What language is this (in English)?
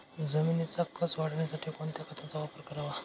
Marathi